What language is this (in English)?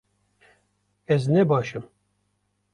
Kurdish